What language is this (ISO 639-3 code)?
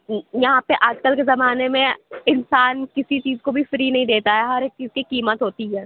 urd